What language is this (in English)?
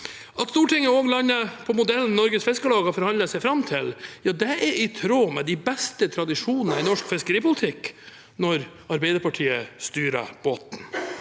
Norwegian